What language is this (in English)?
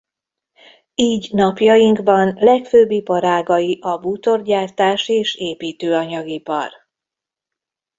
Hungarian